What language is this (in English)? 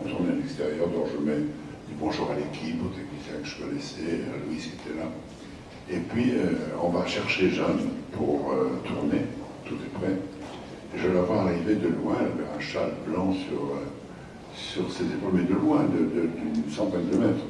French